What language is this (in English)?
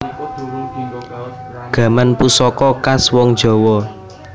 Javanese